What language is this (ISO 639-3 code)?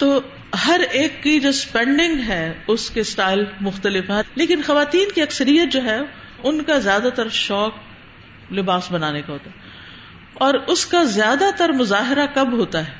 urd